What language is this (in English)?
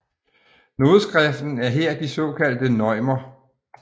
Danish